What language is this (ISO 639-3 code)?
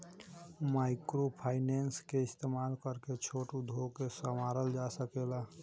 bho